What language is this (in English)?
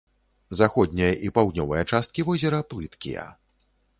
Belarusian